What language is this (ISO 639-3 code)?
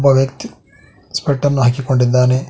kan